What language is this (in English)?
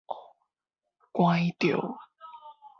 Min Nan Chinese